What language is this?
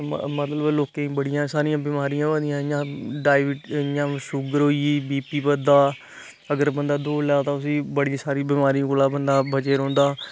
Dogri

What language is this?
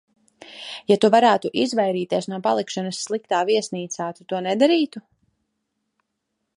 Latvian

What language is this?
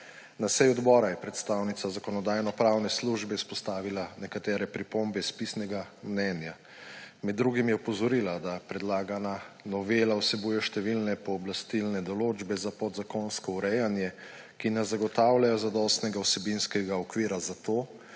Slovenian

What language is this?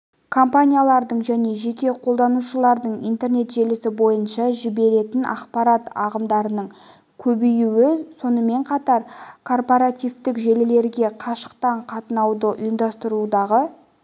Kazakh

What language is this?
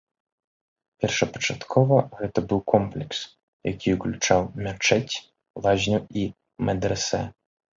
Belarusian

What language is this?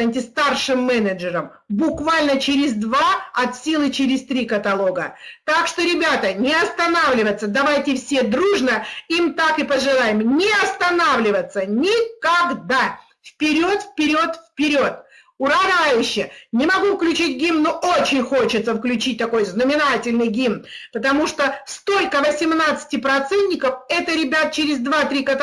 Russian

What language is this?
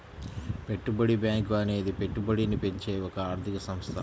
Telugu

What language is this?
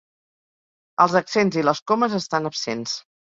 Catalan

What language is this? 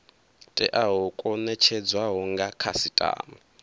Venda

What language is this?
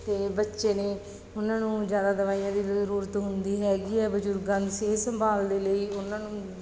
Punjabi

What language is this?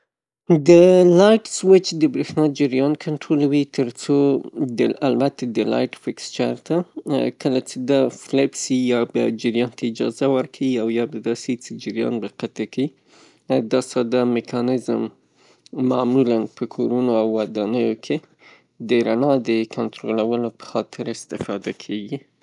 Pashto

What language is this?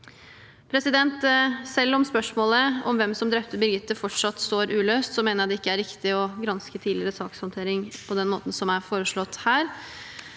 Norwegian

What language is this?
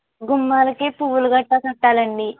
Telugu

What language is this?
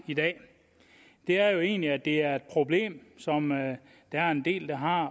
Danish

